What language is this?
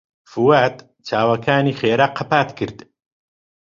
Central Kurdish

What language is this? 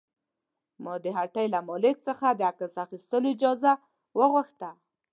Pashto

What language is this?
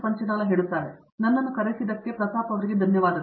Kannada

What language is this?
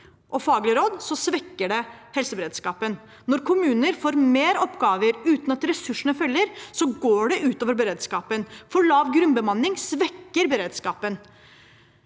Norwegian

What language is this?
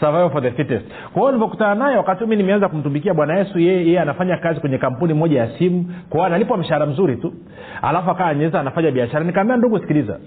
Swahili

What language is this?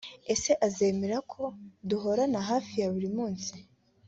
Kinyarwanda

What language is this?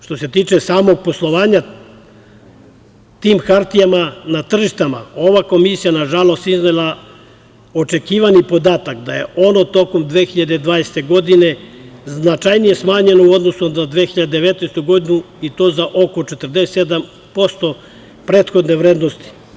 Serbian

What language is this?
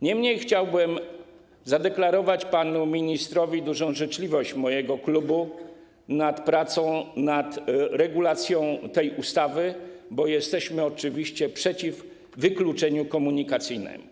Polish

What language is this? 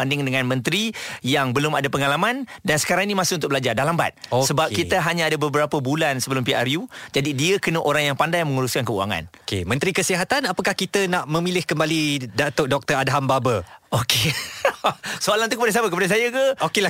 Malay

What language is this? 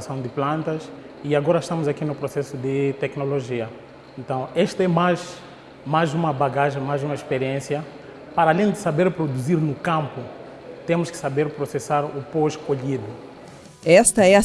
Portuguese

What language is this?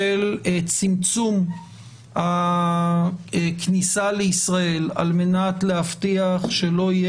Hebrew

